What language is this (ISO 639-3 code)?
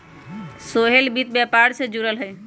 mag